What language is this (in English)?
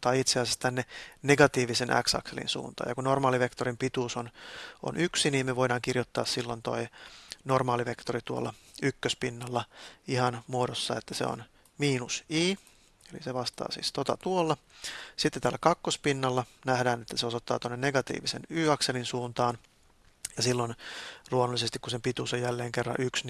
Finnish